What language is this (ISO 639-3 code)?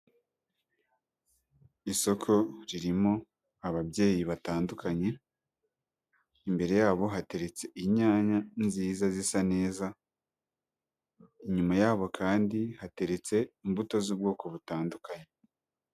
kin